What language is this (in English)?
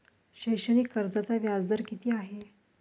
Marathi